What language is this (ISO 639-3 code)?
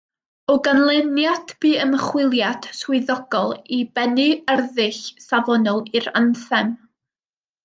cym